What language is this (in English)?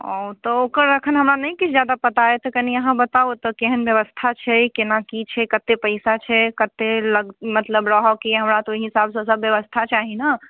Maithili